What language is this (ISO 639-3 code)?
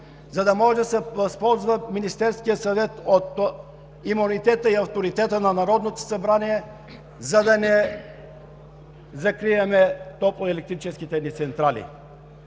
bul